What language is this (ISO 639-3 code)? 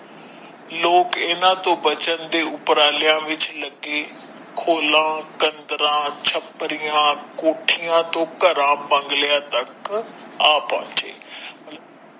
pan